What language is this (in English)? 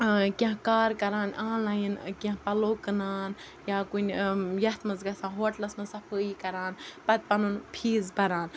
Kashmiri